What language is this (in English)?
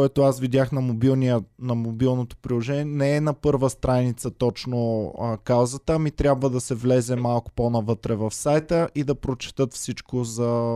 Bulgarian